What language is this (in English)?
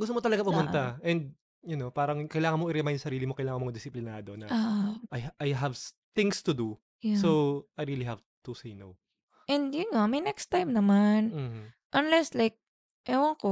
Filipino